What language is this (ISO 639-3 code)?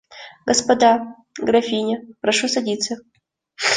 rus